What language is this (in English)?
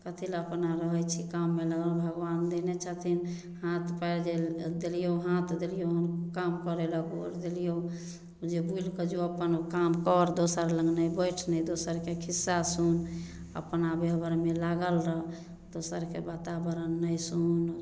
Maithili